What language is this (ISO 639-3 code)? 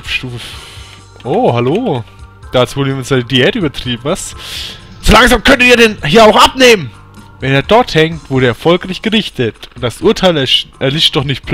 deu